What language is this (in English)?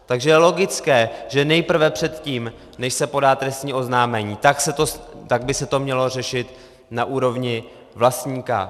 Czech